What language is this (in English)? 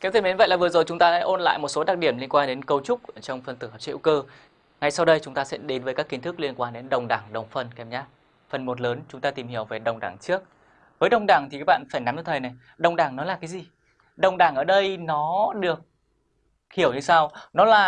Vietnamese